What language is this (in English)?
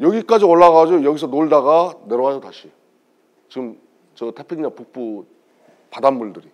Korean